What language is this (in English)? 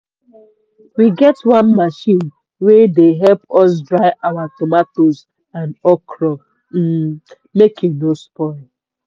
Nigerian Pidgin